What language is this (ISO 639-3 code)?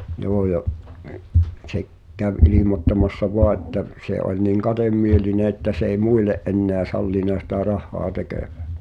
fin